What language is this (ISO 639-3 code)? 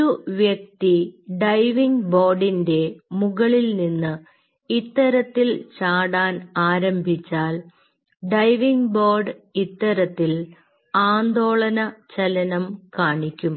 mal